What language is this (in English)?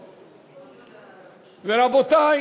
Hebrew